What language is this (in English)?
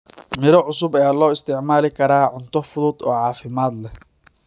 Somali